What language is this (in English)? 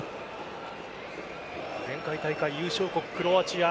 Japanese